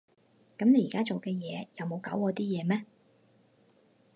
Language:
Cantonese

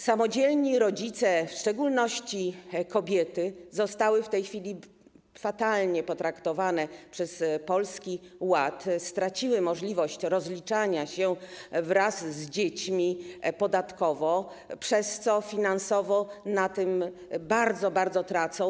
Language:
Polish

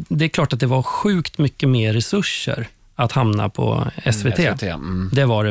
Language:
Swedish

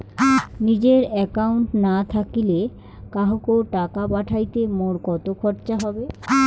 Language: Bangla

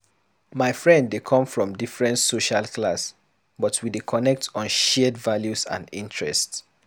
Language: Nigerian Pidgin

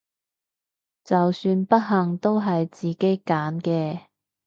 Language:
Cantonese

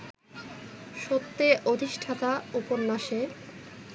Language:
Bangla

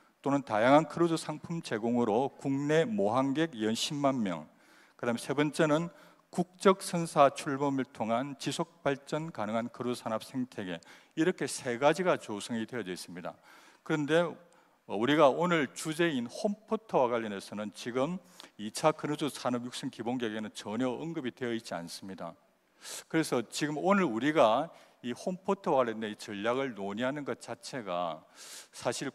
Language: Korean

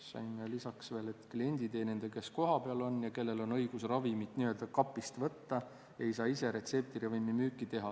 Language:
Estonian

